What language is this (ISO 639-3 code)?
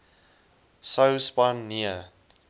afr